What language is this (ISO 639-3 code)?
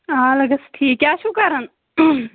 kas